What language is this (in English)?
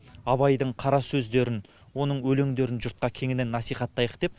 Kazakh